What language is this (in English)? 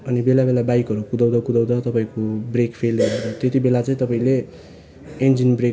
Nepali